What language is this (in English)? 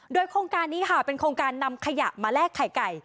Thai